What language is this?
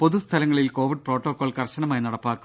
Malayalam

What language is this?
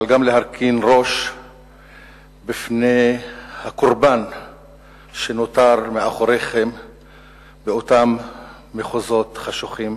Hebrew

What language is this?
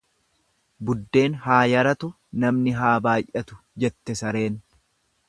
Oromo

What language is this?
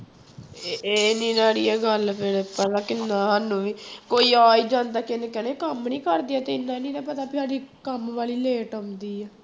Punjabi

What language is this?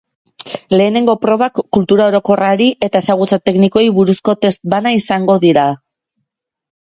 Basque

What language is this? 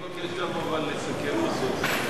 Hebrew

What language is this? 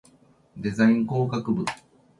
Japanese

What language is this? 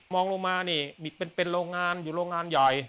Thai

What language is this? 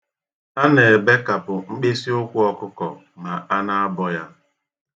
Igbo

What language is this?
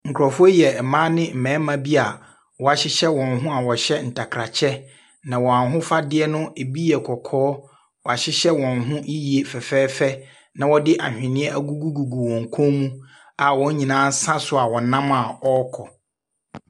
Akan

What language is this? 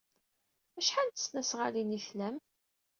Kabyle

